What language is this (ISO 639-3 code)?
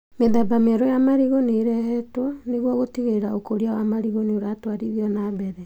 kik